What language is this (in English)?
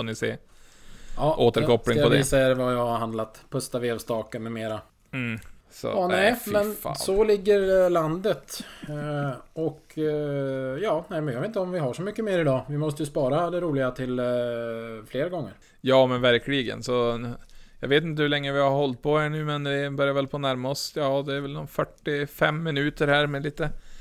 Swedish